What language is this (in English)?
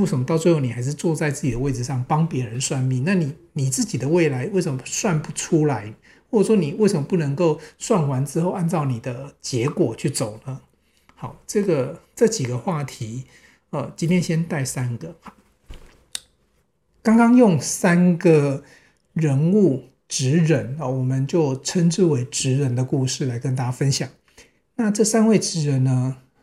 Chinese